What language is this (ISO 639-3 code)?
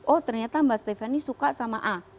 ind